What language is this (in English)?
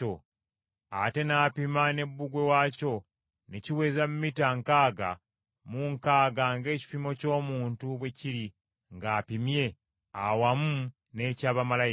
Ganda